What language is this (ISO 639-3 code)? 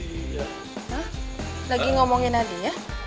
ind